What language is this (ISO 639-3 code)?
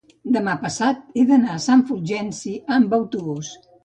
cat